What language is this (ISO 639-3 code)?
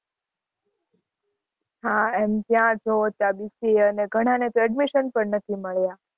guj